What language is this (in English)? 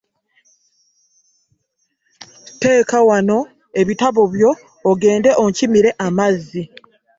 Ganda